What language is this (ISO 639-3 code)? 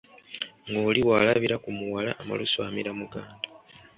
lug